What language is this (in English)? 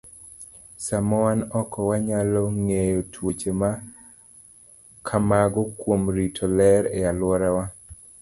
Luo (Kenya and Tanzania)